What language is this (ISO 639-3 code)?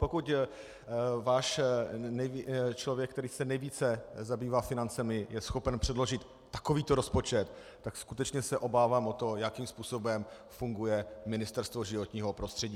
ces